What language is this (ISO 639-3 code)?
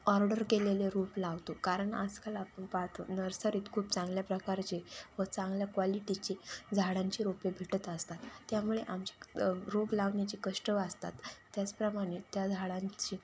mar